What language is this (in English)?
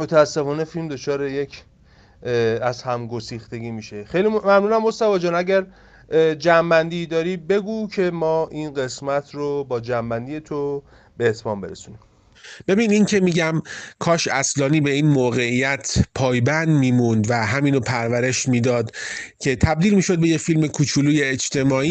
Persian